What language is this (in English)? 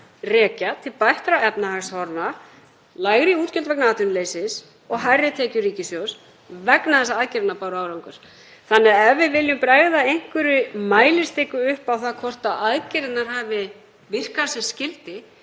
Icelandic